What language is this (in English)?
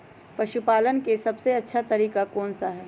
Magahi